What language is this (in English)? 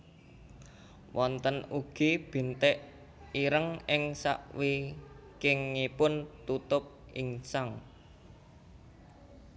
Javanese